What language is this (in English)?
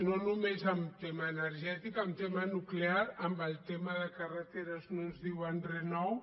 Catalan